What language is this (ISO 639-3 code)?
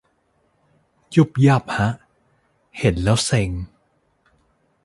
tha